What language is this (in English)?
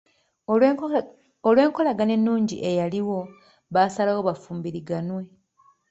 Ganda